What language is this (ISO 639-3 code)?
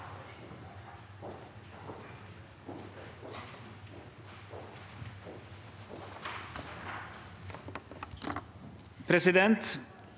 nor